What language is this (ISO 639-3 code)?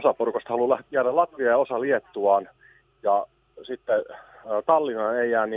fin